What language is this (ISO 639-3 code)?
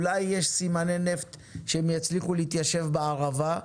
heb